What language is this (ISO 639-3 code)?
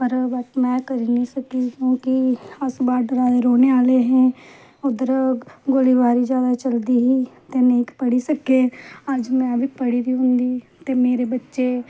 doi